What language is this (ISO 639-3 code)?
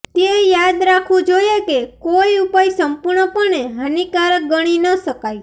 guj